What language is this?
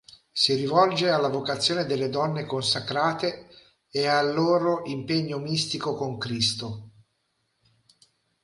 Italian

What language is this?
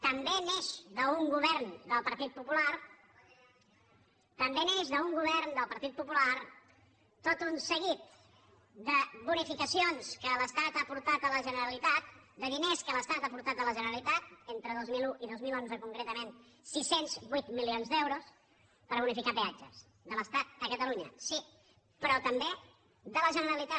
Catalan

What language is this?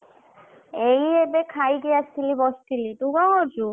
Odia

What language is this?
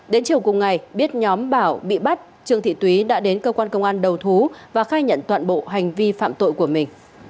Vietnamese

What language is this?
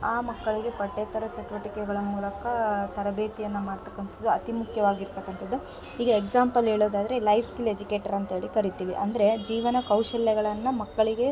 Kannada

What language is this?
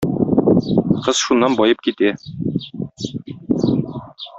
Tatar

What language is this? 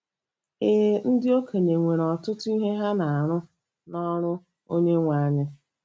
Igbo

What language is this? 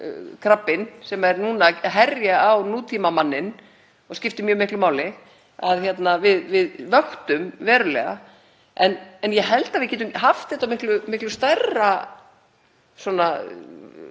Icelandic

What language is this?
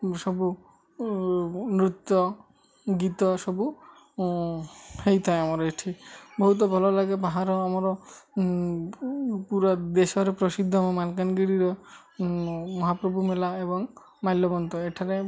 Odia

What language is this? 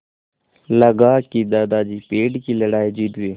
Hindi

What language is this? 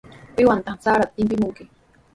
Sihuas Ancash Quechua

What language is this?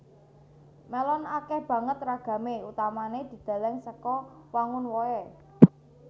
Javanese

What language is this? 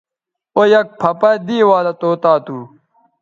Bateri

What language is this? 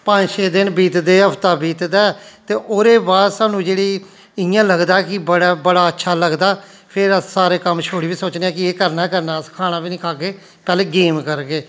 Dogri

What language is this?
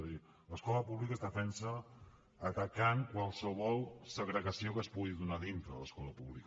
Catalan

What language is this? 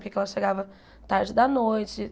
Portuguese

